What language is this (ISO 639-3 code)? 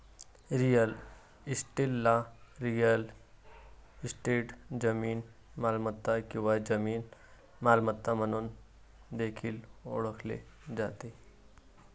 mar